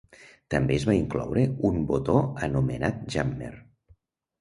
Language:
Catalan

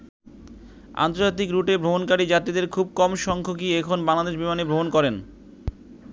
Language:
Bangla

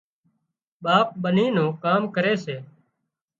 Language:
Wadiyara Koli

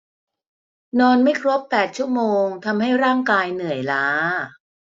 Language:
Thai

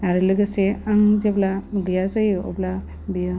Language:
Bodo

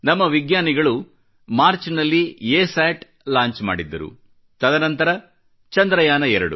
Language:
Kannada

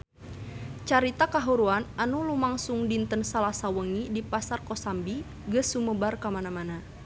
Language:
Sundanese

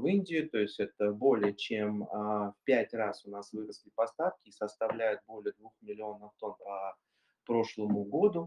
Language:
Russian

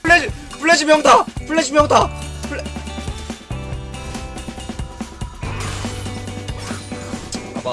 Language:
Korean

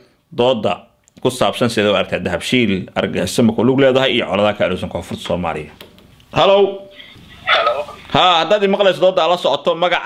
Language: Arabic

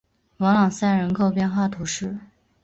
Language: Chinese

